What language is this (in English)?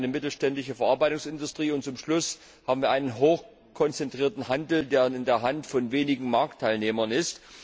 German